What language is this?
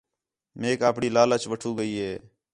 Khetrani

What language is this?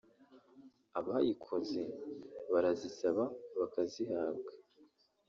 Kinyarwanda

